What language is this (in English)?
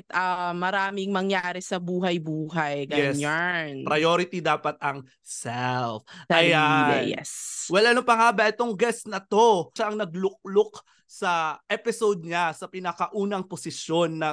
Filipino